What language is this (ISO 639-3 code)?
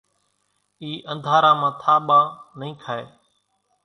gjk